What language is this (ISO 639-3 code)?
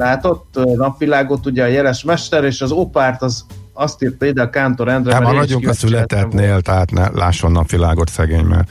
hun